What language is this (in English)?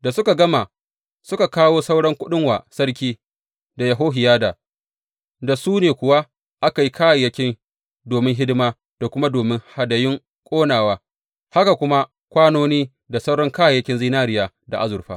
Hausa